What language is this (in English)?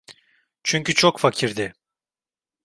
Turkish